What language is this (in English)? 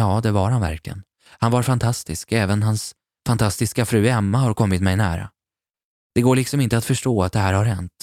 Swedish